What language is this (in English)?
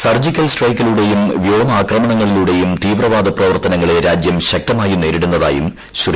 Malayalam